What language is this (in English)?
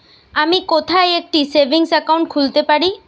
Bangla